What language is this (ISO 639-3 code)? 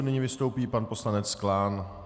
ces